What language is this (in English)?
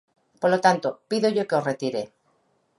Galician